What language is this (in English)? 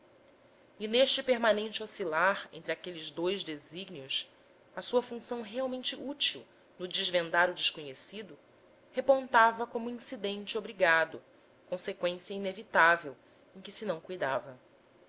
Portuguese